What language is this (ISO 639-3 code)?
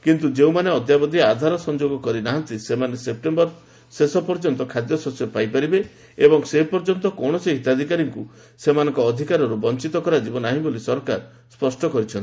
ori